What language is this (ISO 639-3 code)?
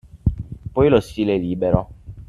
ita